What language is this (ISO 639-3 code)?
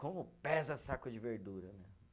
por